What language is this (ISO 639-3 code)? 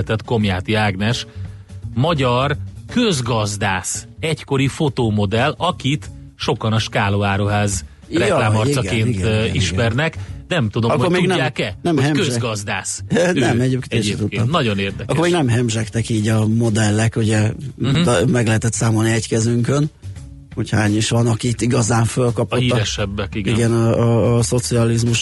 hun